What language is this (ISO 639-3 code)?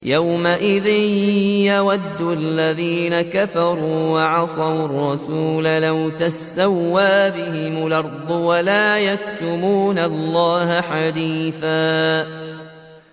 ara